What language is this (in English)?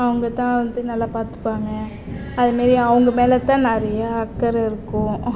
Tamil